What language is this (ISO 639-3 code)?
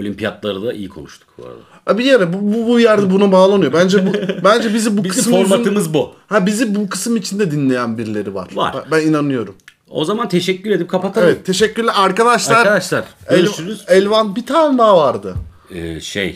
tur